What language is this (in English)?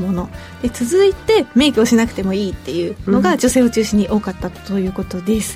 Japanese